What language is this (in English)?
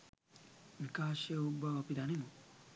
Sinhala